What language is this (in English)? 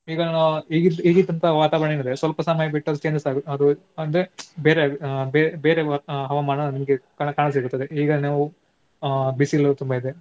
Kannada